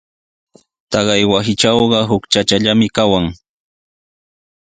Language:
Sihuas Ancash Quechua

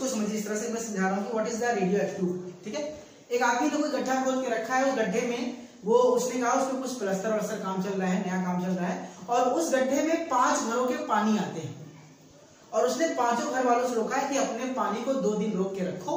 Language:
Hindi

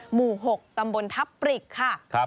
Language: Thai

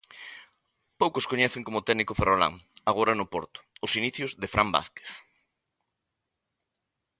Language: Galician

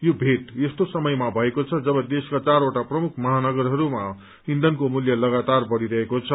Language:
Nepali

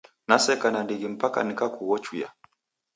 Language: Taita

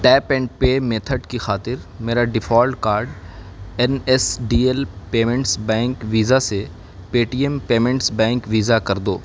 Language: Urdu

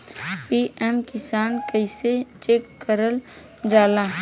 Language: Bhojpuri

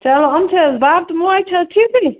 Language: Kashmiri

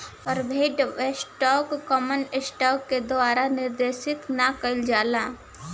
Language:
Bhojpuri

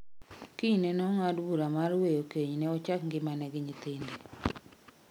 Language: Luo (Kenya and Tanzania)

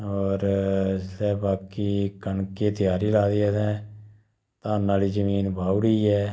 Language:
Dogri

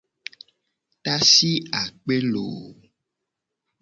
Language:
Gen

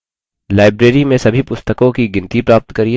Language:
Hindi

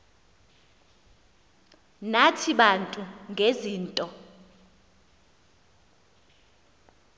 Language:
Xhosa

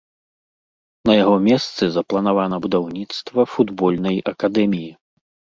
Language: Belarusian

